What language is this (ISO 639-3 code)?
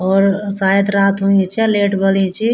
gbm